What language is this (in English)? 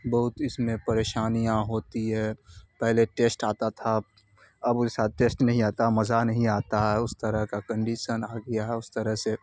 Urdu